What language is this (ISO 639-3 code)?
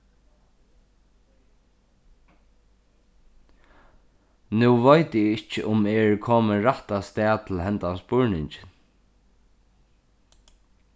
fao